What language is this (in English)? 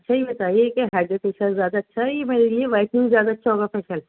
Urdu